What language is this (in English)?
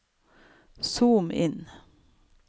Norwegian